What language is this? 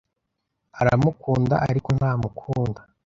Kinyarwanda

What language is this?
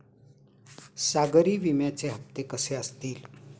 Marathi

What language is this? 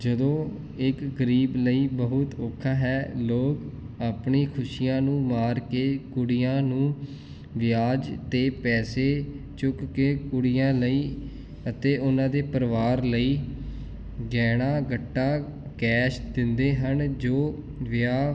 Punjabi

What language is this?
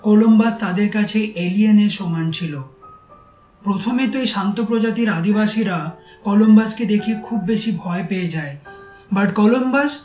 Bangla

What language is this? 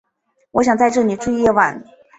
Chinese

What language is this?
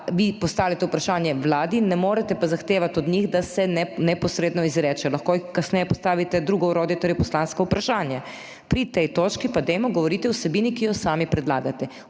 Slovenian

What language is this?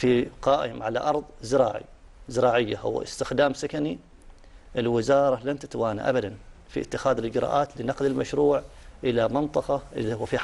Arabic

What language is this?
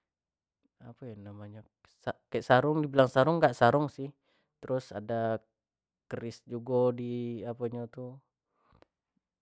Jambi Malay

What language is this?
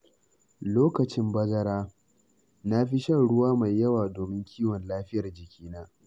Hausa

